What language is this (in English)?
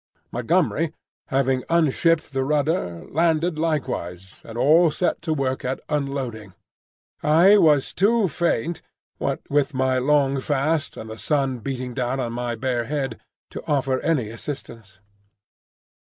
English